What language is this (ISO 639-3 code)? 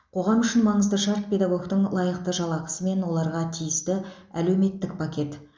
kaz